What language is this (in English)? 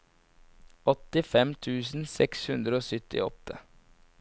Norwegian